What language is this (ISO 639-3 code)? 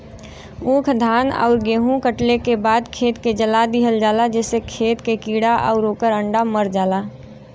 bho